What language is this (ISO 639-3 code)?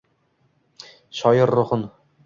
uzb